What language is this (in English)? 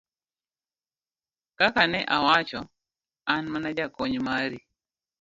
Luo (Kenya and Tanzania)